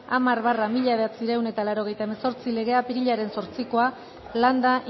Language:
Basque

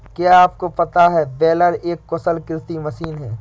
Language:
Hindi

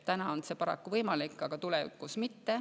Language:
Estonian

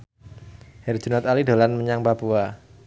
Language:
Javanese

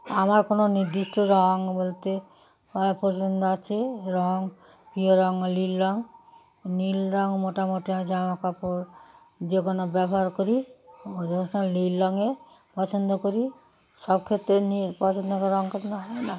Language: Bangla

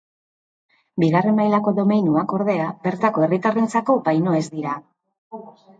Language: Basque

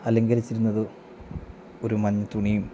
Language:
Malayalam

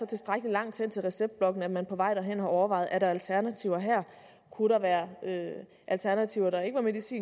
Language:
Danish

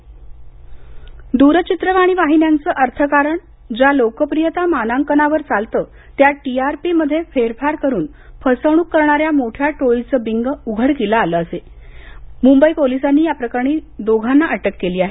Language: Marathi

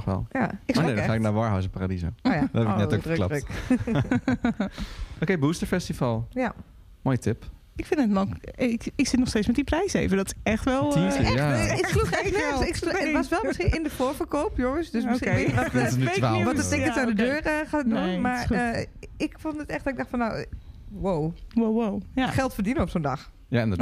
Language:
Dutch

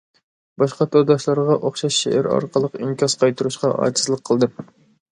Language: Uyghur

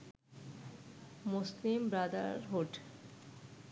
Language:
Bangla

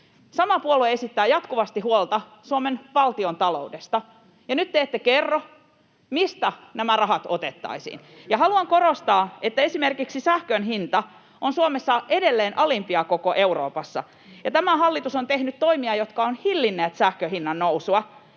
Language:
Finnish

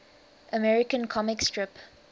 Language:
English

